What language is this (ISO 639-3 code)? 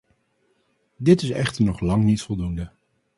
nld